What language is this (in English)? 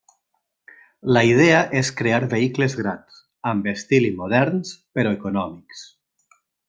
Catalan